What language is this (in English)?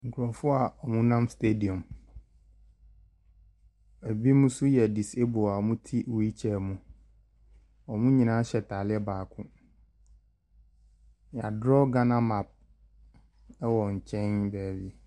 Akan